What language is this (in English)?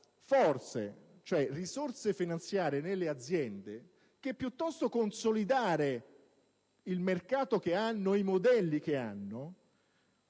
Italian